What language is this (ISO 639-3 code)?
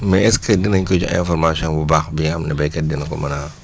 wol